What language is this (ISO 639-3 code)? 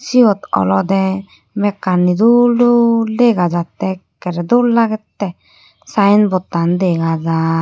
ccp